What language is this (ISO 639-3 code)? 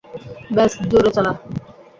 ben